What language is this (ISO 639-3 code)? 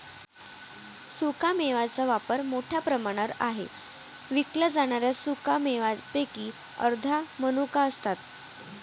mar